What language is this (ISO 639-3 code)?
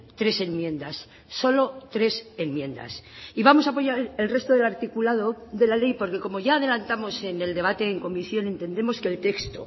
spa